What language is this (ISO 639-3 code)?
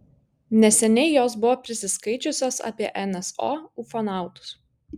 lit